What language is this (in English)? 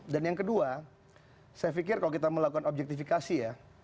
Indonesian